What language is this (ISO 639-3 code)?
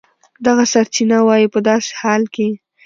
pus